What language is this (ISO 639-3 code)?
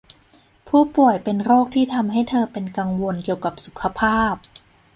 tha